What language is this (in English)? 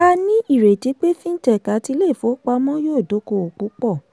Yoruba